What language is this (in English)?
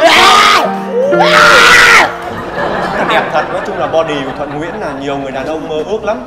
Vietnamese